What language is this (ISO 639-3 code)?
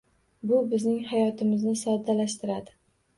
uzb